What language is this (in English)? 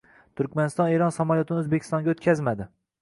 Uzbek